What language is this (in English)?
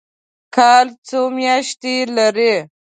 Pashto